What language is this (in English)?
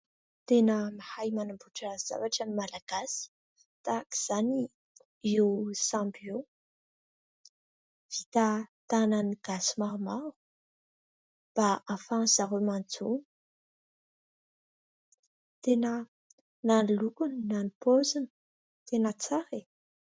Malagasy